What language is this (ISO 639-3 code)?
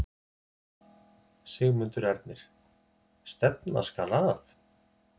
isl